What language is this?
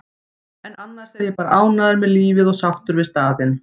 Icelandic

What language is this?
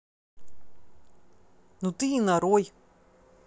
Russian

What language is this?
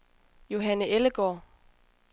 Danish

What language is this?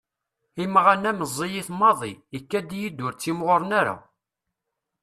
Kabyle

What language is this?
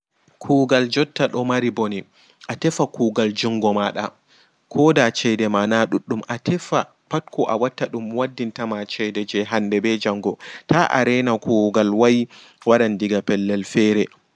Fula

